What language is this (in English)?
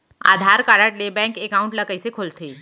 Chhattisgarhi